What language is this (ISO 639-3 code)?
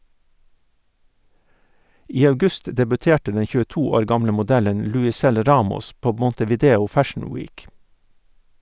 nor